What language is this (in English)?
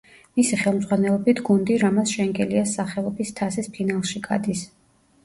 Georgian